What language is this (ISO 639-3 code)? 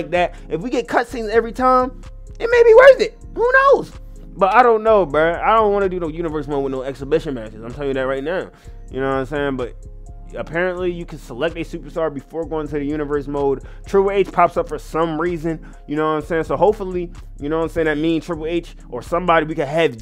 eng